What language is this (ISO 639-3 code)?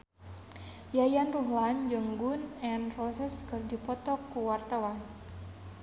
sun